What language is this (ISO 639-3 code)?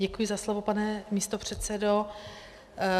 ces